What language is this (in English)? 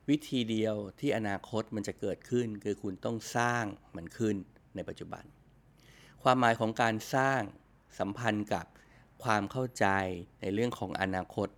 Thai